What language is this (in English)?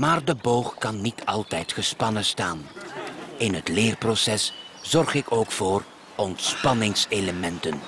Dutch